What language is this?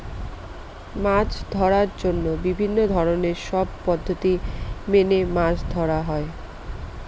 Bangla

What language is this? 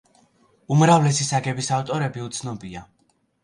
Georgian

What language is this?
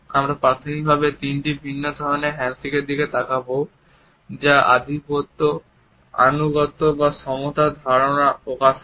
Bangla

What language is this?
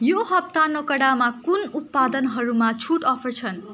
Nepali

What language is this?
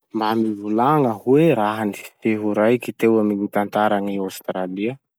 Masikoro Malagasy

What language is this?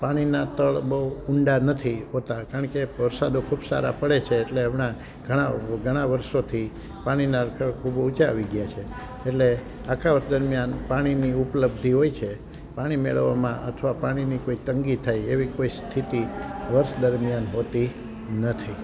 Gujarati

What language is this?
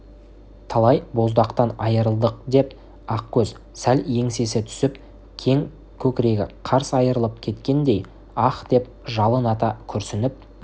Kazakh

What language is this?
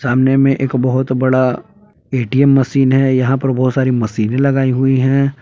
Hindi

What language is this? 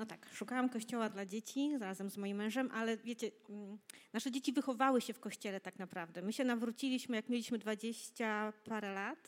Polish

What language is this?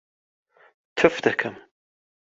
Central Kurdish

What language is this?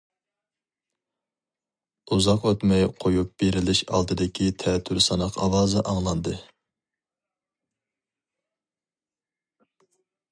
Uyghur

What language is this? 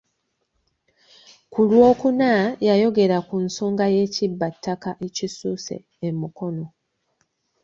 Ganda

